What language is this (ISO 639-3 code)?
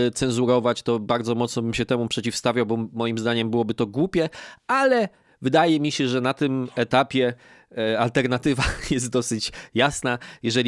pol